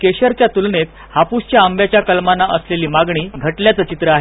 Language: Marathi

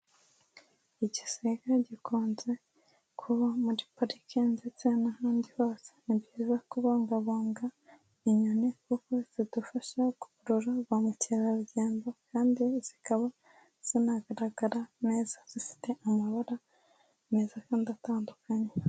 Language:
Kinyarwanda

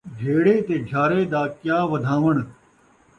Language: Saraiki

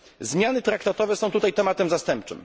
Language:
Polish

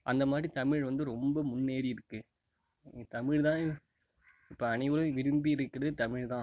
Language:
Tamil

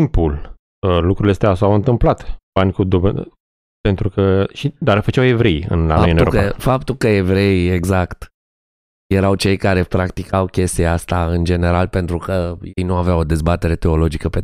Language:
Romanian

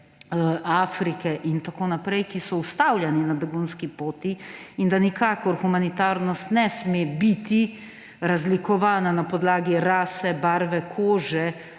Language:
Slovenian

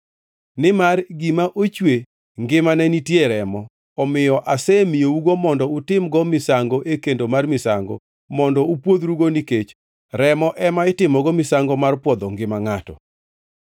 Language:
Luo (Kenya and Tanzania)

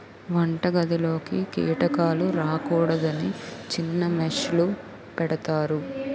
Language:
Telugu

